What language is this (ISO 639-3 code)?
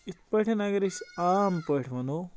kas